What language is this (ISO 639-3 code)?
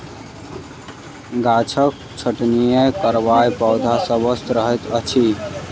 mai